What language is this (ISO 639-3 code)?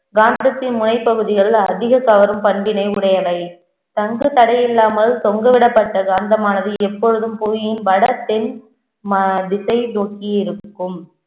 tam